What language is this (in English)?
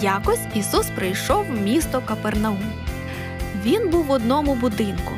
Ukrainian